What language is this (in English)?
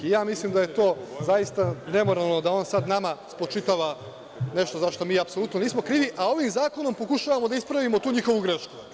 Serbian